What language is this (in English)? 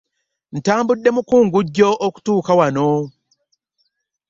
Ganda